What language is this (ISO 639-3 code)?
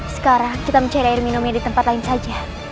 ind